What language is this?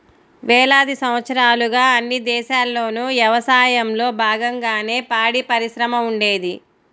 Telugu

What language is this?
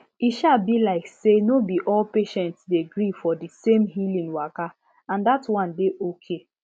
Nigerian Pidgin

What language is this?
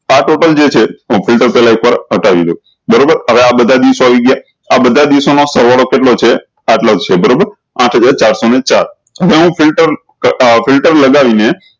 Gujarati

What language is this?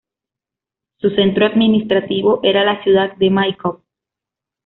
Spanish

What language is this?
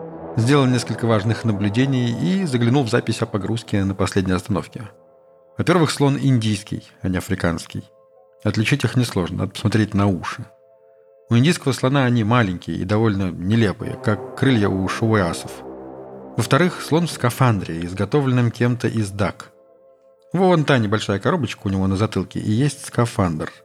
Russian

